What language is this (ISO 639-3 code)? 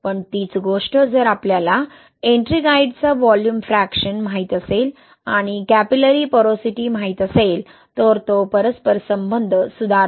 mar